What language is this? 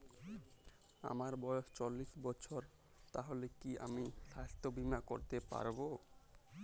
Bangla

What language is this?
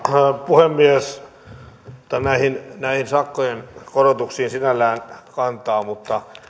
Finnish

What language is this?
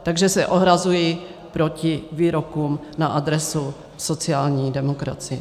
Czech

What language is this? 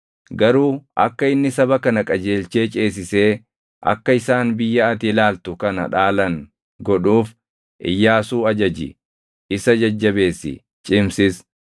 Oromo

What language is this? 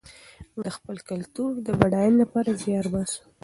Pashto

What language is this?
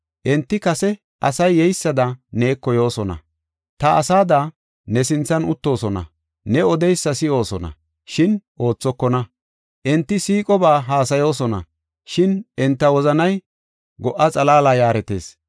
Gofa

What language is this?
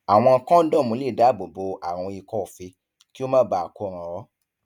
Yoruba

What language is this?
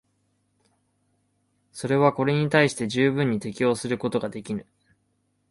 Japanese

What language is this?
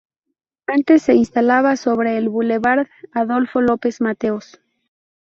Spanish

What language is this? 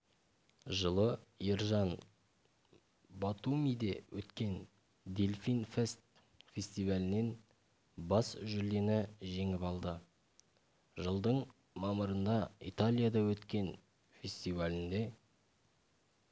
Kazakh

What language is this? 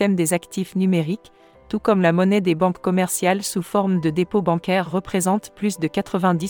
French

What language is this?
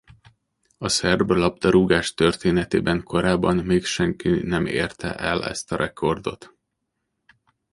Hungarian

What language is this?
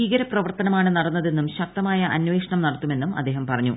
Malayalam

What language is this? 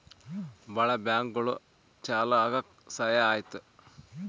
Kannada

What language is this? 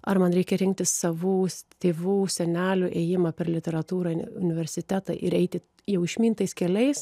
Lithuanian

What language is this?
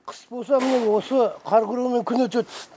Kazakh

